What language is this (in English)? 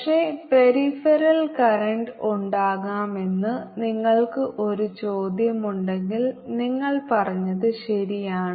Malayalam